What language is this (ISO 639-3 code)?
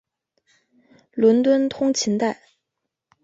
zho